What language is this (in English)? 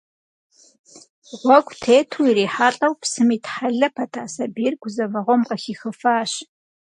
Kabardian